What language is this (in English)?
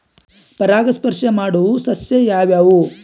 Kannada